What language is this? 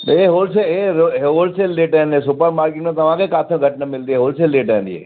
Sindhi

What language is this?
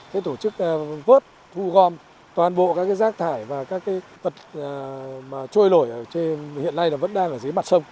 Vietnamese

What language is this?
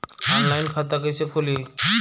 Bhojpuri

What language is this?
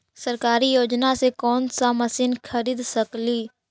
Magahi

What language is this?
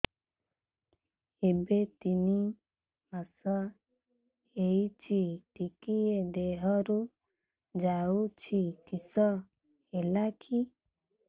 Odia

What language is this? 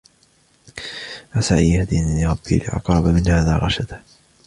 Arabic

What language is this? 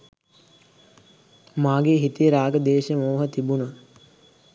Sinhala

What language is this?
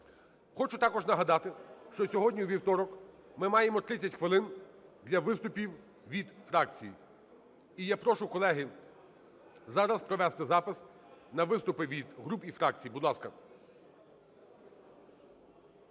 Ukrainian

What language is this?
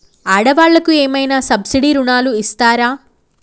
Telugu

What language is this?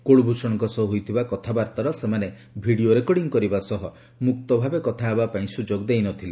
Odia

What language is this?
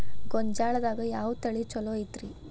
Kannada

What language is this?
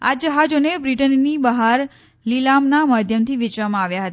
Gujarati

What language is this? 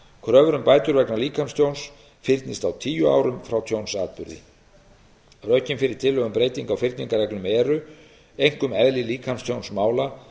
Icelandic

